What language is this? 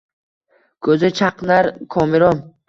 Uzbek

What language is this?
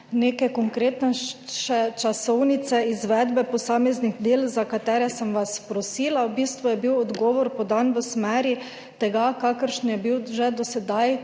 Slovenian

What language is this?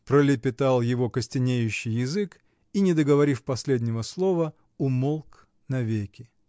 Russian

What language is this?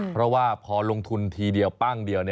Thai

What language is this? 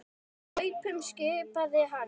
Icelandic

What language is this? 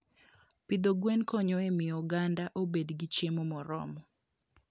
Luo (Kenya and Tanzania)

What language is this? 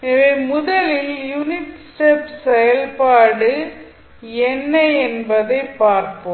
Tamil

